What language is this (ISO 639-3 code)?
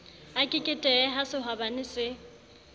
sot